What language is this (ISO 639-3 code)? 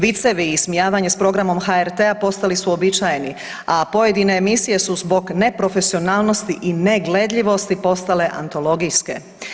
hrv